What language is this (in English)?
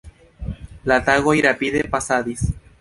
Esperanto